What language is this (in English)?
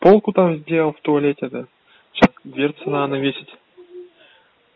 Russian